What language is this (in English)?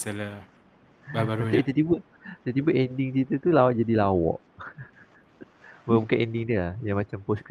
Malay